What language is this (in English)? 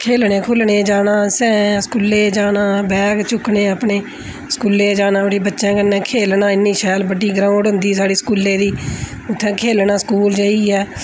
Dogri